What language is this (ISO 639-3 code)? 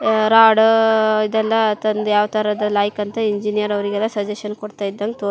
kan